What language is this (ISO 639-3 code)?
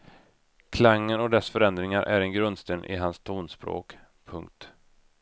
swe